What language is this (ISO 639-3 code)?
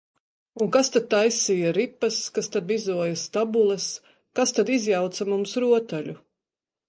lav